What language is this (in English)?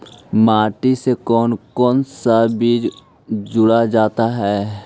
Magahi